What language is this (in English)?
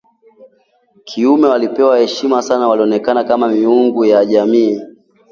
Swahili